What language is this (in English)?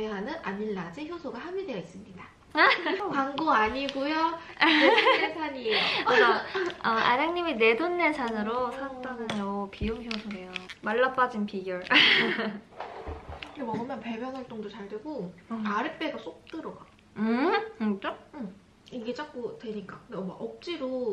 Korean